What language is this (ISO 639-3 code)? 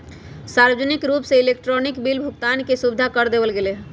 mag